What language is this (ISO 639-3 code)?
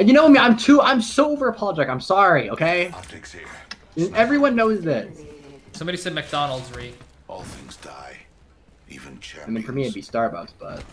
eng